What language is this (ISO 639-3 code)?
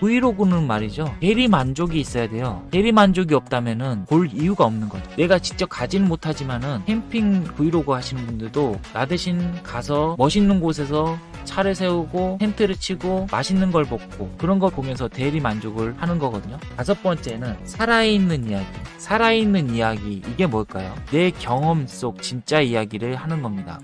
kor